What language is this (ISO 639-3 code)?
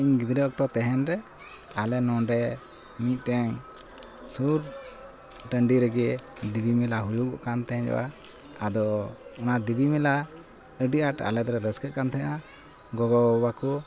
sat